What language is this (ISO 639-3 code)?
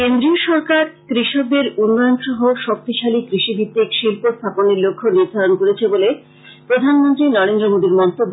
ben